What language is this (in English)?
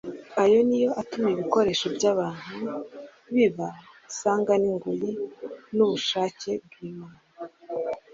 Kinyarwanda